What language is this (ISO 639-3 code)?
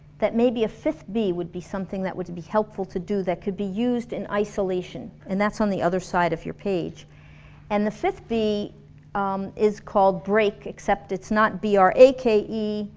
eng